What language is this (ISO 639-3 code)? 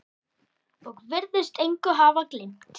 isl